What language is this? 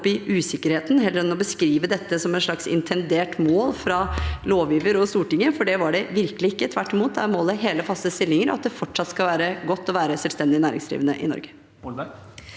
Norwegian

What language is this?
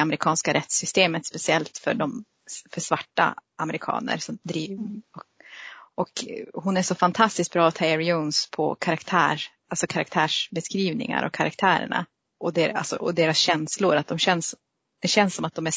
Swedish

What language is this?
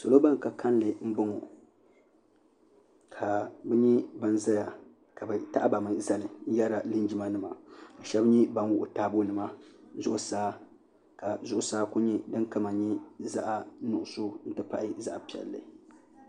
Dagbani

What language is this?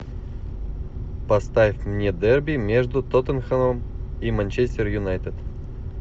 Russian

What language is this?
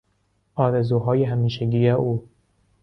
Persian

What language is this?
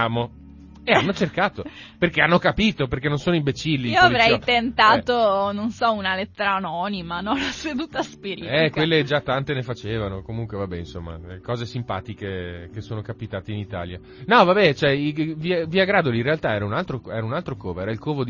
Italian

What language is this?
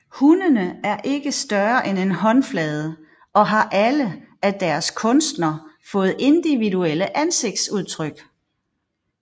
Danish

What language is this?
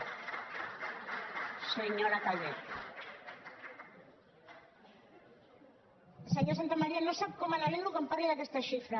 Catalan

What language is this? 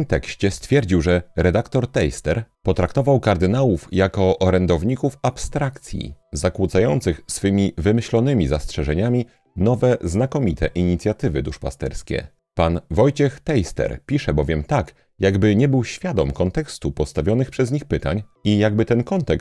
Polish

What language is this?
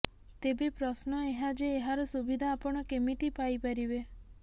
Odia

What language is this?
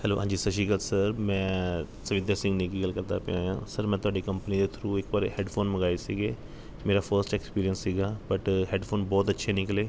Punjabi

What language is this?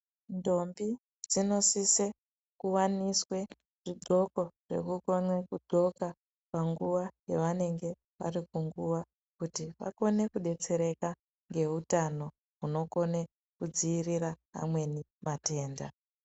Ndau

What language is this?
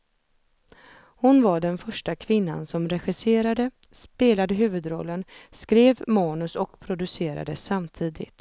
Swedish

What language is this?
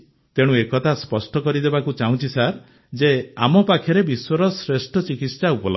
Odia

